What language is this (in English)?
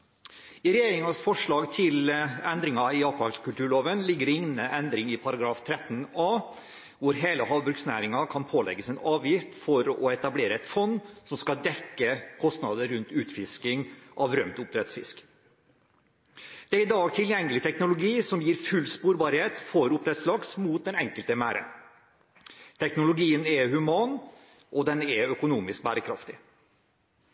Norwegian Bokmål